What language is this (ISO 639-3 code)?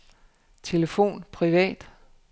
dan